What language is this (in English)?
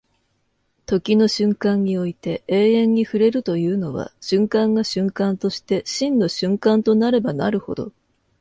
Japanese